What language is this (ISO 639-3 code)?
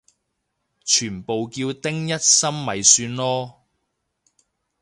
yue